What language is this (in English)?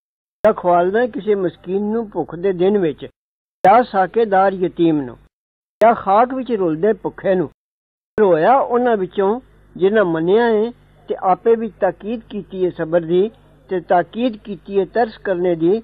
Arabic